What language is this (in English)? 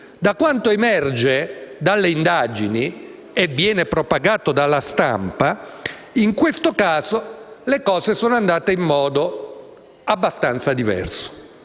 Italian